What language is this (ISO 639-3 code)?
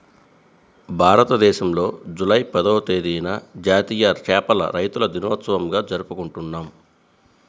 tel